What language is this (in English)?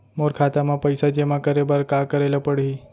Chhattisgarhi